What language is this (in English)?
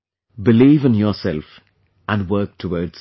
English